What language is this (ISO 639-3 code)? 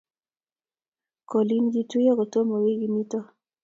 kln